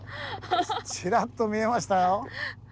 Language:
Japanese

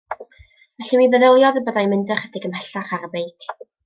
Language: Welsh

